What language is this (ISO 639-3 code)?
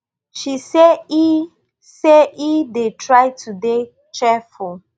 pcm